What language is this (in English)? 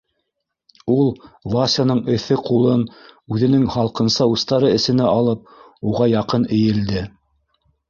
Bashkir